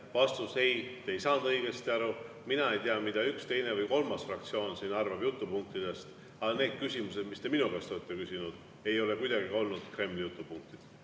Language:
Estonian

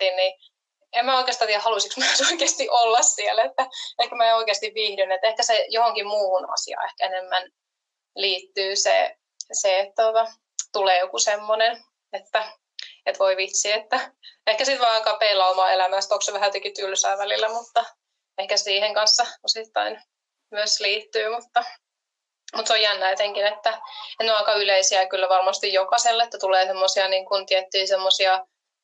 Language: Finnish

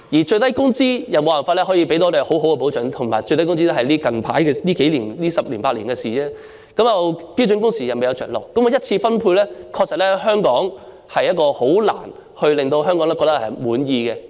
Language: Cantonese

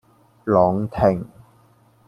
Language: Cantonese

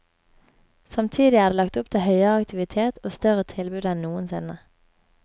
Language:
Norwegian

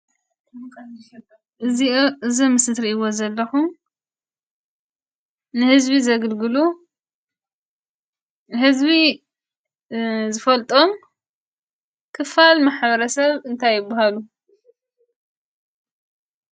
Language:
Tigrinya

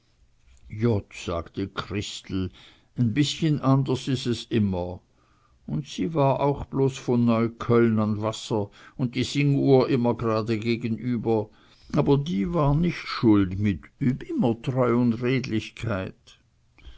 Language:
German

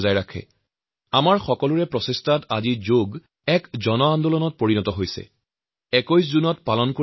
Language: Assamese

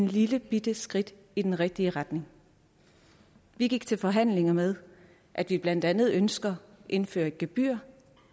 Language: Danish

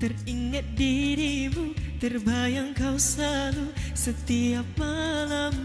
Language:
Indonesian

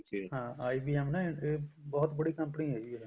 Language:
Punjabi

